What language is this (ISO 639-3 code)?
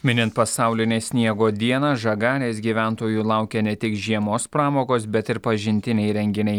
lit